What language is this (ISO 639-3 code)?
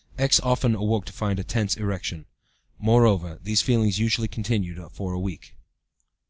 eng